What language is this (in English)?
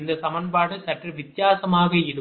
Tamil